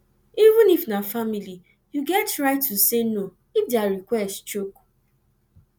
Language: Nigerian Pidgin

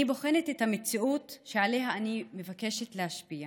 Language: Hebrew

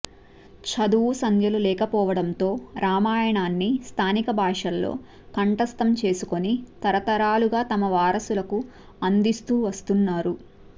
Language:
Telugu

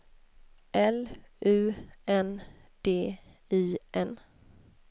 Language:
Swedish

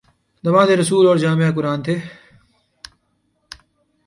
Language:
Urdu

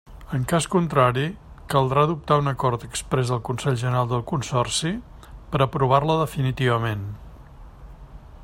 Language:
Catalan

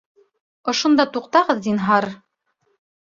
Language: Bashkir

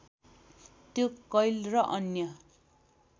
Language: Nepali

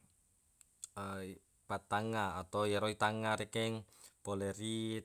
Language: Buginese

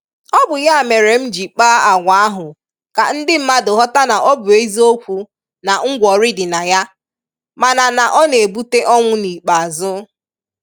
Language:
Igbo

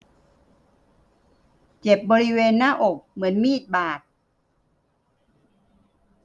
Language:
Thai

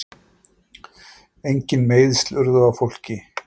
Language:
Icelandic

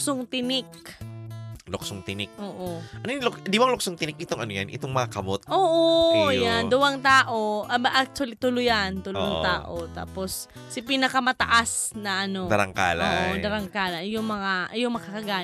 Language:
Filipino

